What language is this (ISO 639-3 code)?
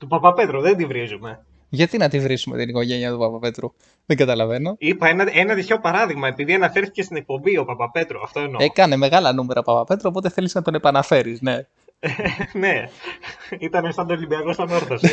ell